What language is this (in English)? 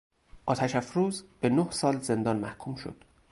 Persian